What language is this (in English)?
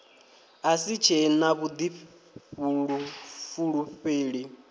Venda